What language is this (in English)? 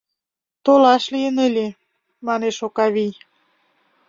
Mari